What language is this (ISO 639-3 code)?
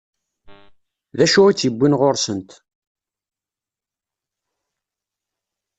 kab